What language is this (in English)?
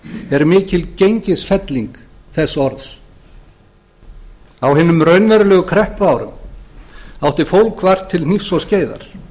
Icelandic